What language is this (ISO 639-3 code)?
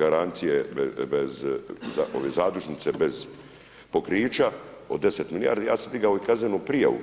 hrv